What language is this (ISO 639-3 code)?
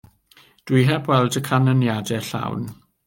cym